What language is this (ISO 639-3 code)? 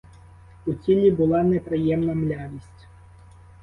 ukr